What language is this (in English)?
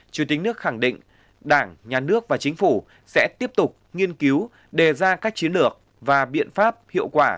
Vietnamese